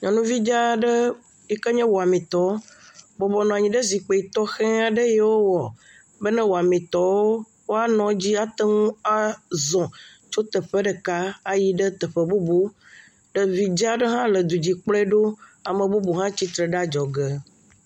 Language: Ewe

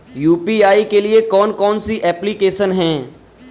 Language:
Hindi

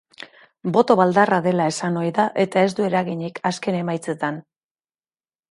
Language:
Basque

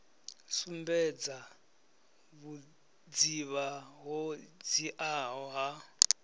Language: Venda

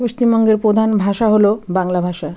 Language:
Bangla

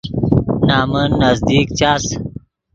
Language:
Yidgha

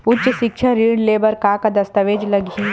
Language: Chhattisgarhi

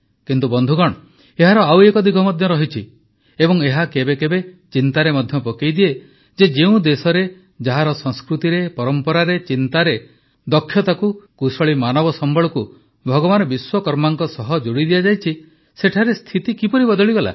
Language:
Odia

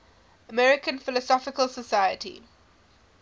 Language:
English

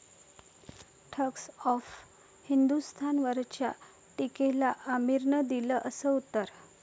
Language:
Marathi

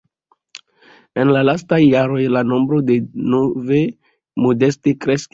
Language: Esperanto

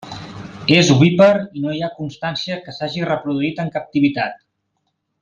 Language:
Catalan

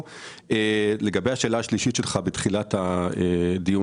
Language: Hebrew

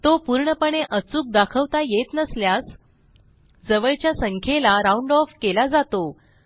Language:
Marathi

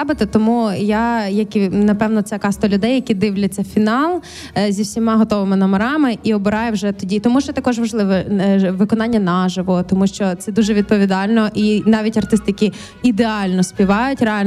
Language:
Ukrainian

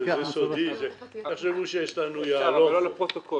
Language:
Hebrew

